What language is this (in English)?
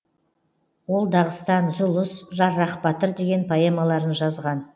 Kazakh